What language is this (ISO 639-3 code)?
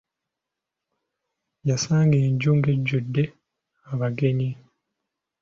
lug